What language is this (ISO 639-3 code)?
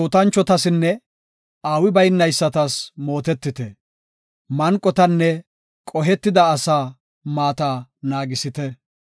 gof